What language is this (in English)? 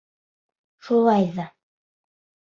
Bashkir